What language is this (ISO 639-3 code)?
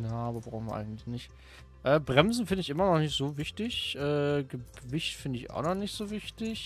deu